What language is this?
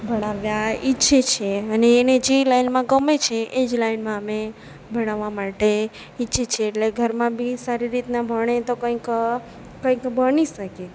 Gujarati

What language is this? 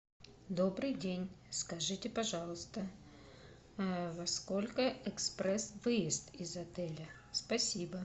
Russian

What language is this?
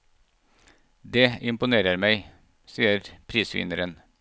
Norwegian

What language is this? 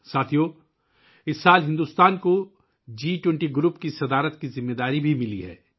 Urdu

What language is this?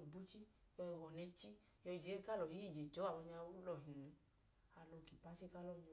Idoma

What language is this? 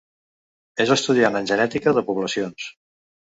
Catalan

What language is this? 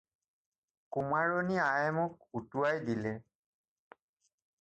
Assamese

